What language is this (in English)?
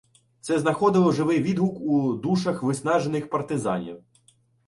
Ukrainian